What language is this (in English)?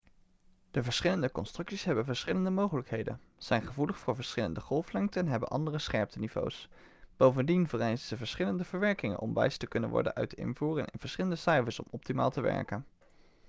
Dutch